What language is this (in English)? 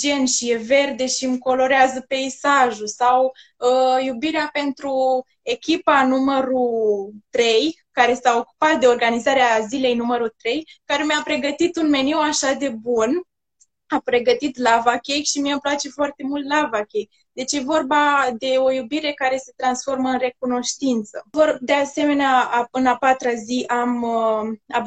Romanian